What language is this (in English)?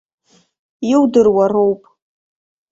Abkhazian